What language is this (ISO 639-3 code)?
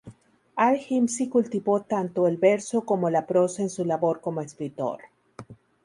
spa